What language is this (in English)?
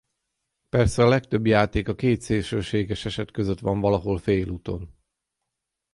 Hungarian